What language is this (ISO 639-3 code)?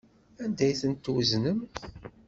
kab